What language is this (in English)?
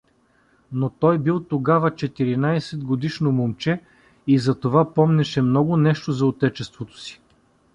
Bulgarian